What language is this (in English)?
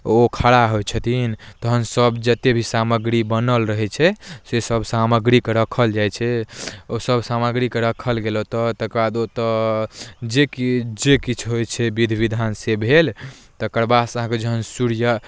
Maithili